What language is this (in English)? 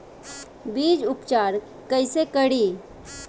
Bhojpuri